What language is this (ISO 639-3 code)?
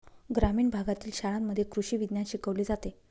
mar